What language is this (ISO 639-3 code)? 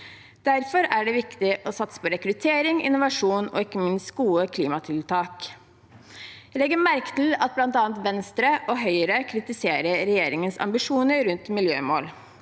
nor